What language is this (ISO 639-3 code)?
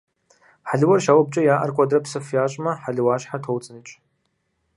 kbd